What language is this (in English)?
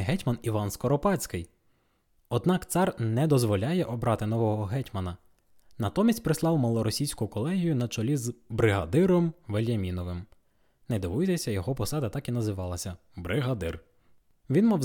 Ukrainian